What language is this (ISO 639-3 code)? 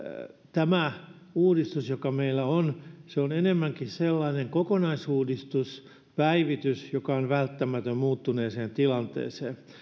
fin